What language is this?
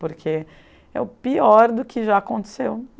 Portuguese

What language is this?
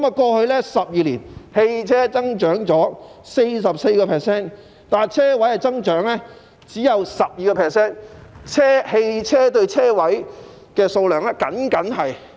Cantonese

